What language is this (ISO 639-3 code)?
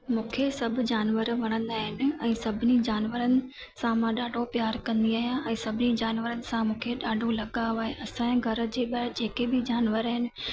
snd